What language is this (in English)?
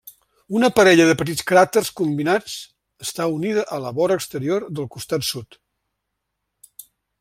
Catalan